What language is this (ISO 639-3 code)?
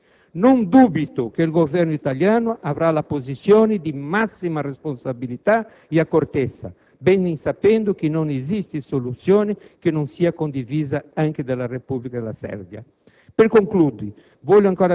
ita